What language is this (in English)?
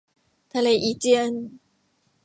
Thai